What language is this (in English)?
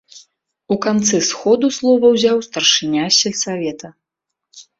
Belarusian